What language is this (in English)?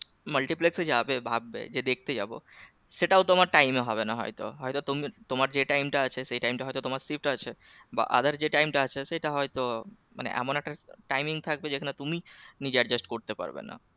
Bangla